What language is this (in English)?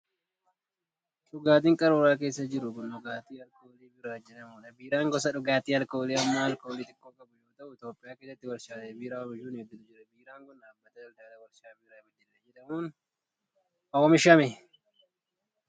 Oromo